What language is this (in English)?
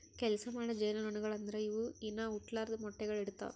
Kannada